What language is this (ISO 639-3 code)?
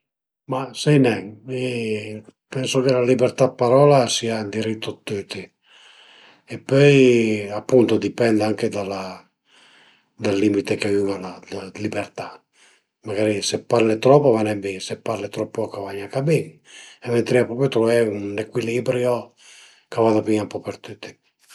pms